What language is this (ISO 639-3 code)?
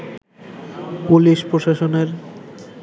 ben